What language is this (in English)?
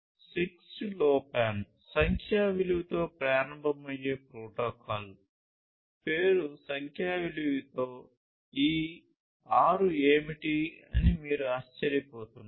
Telugu